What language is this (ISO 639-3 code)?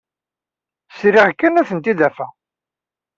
kab